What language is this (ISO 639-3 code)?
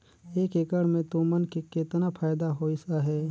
hne